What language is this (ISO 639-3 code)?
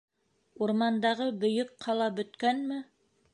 bak